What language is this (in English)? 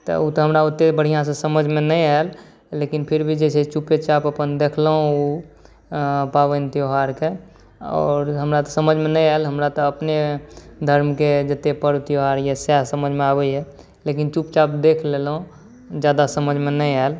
Maithili